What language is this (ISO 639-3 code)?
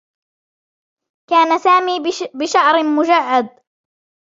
ara